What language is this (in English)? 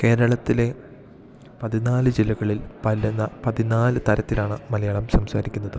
Malayalam